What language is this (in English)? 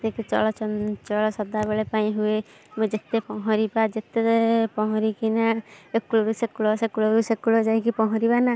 Odia